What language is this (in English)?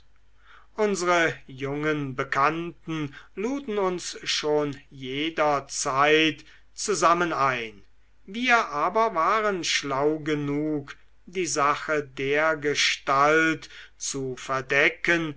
German